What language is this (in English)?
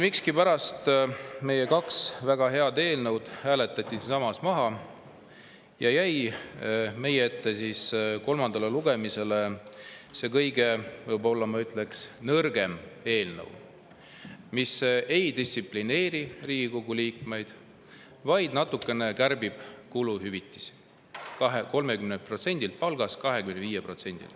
Estonian